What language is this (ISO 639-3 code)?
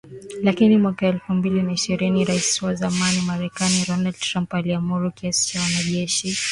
swa